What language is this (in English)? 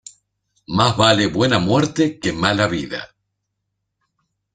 Spanish